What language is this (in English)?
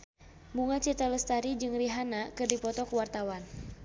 Sundanese